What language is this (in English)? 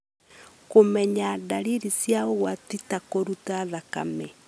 Kikuyu